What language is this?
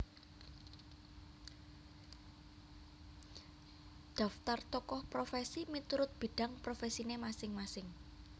Javanese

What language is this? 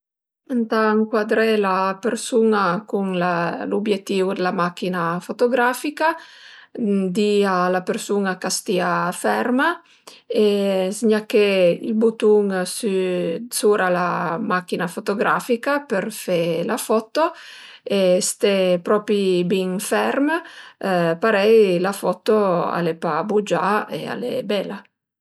Piedmontese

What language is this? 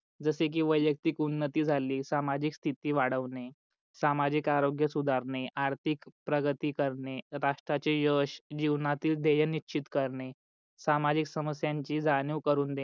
Marathi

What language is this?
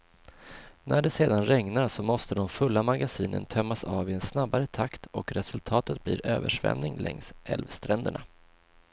Swedish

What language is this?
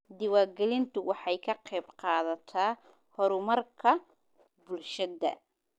Somali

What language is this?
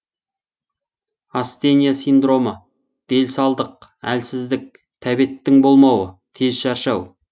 Kazakh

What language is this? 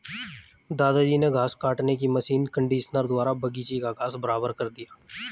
Hindi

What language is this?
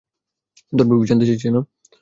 Bangla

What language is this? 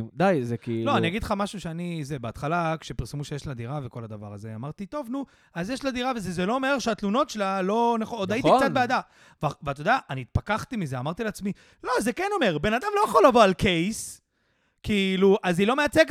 Hebrew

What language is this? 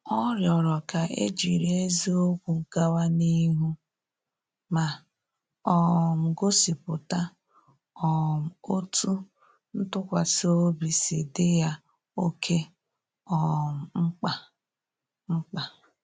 Igbo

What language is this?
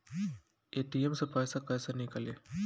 Bhojpuri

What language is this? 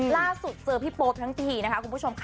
Thai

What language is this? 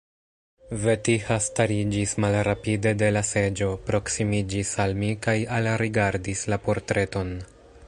Esperanto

